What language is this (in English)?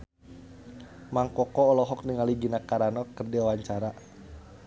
Sundanese